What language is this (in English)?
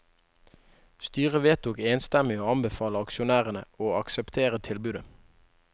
Norwegian